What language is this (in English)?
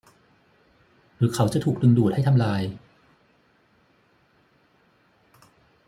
Thai